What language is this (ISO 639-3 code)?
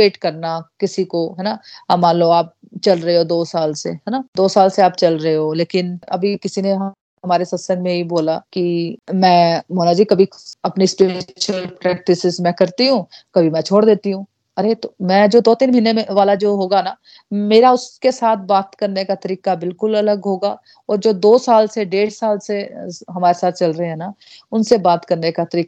hin